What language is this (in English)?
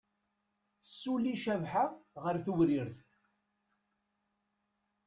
Kabyle